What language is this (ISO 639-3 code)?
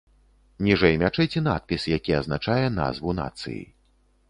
bel